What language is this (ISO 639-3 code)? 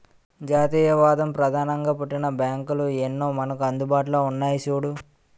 tel